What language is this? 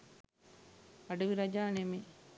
Sinhala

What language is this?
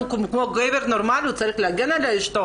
Hebrew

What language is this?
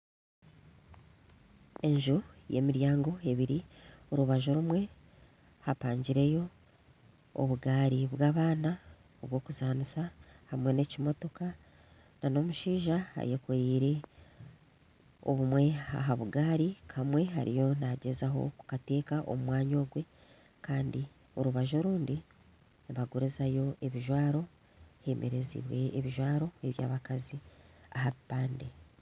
Nyankole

